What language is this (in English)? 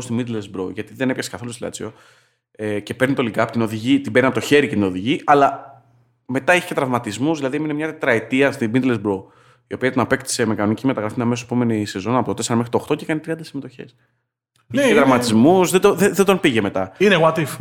Greek